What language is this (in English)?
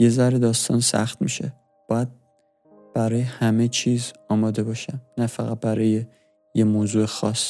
Persian